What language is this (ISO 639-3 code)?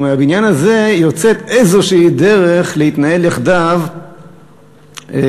heb